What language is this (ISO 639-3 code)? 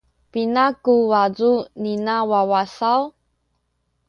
szy